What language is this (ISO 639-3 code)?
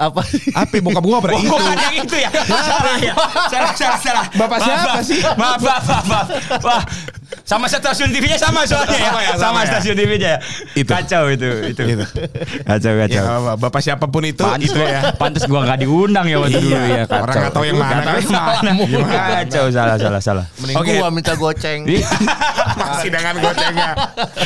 ind